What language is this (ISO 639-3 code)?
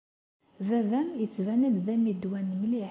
kab